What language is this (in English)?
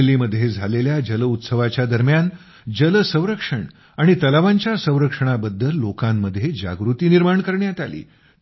Marathi